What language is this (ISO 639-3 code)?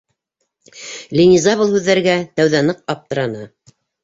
bak